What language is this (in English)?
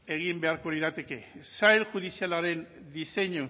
Basque